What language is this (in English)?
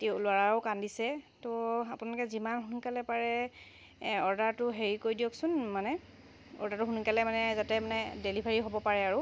Assamese